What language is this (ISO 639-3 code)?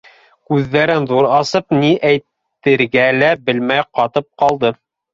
bak